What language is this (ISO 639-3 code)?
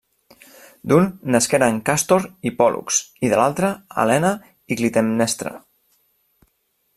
cat